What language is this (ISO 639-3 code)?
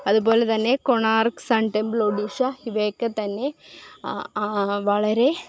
mal